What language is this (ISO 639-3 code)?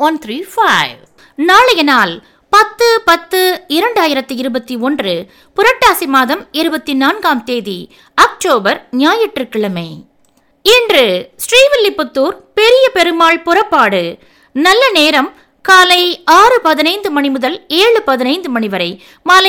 tam